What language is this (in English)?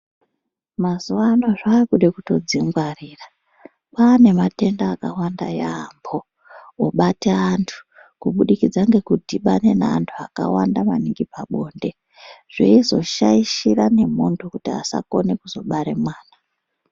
Ndau